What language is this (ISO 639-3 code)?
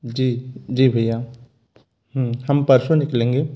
hin